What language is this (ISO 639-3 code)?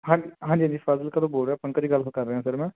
pan